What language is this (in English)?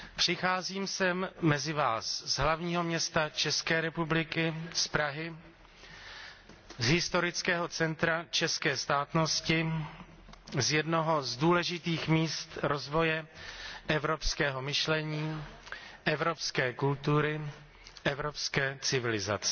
Czech